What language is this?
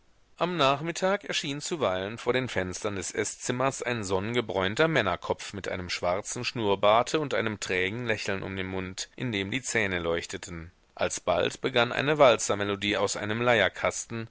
German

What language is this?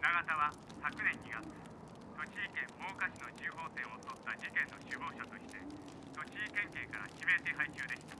Japanese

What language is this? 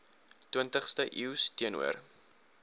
Afrikaans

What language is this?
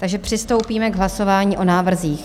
Czech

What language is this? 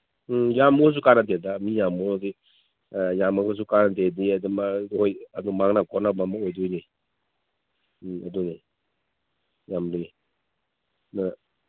Manipuri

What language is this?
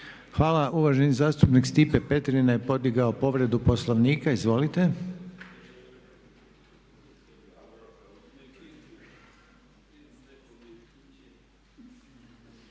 Croatian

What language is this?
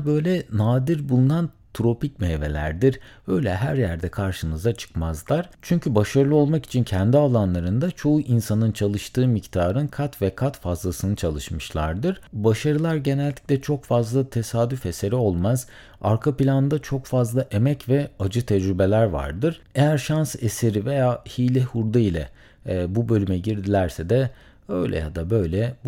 Turkish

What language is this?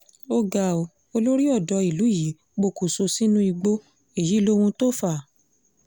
Yoruba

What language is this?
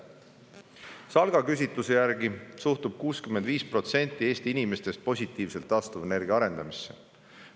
Estonian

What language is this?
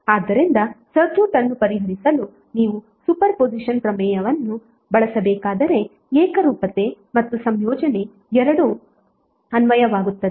Kannada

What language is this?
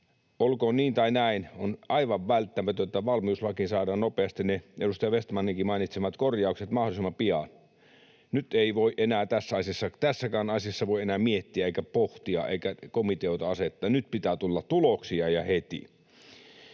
Finnish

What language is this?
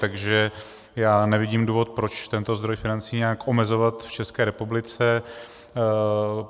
Czech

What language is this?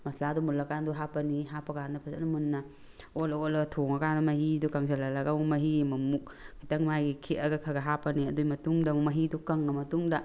Manipuri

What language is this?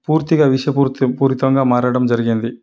Telugu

